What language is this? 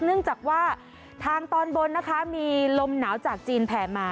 Thai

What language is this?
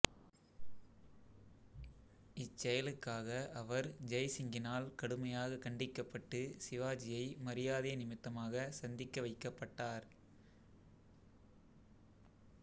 Tamil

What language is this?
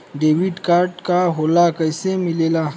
Bhojpuri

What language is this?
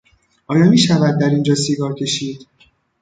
Persian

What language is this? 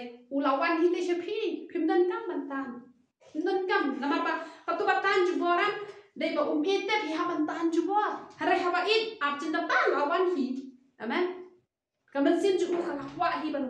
Arabic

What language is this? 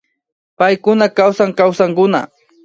Imbabura Highland Quichua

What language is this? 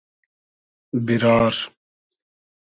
Hazaragi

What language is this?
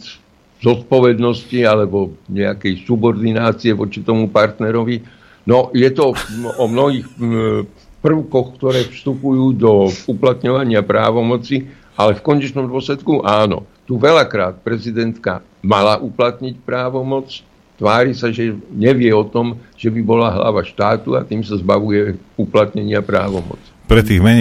Slovak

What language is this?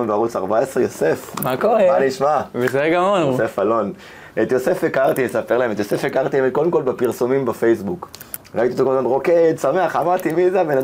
Hebrew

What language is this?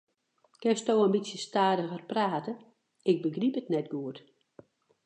Western Frisian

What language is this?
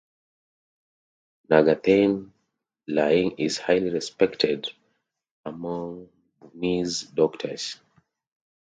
English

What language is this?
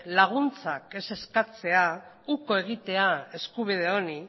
Basque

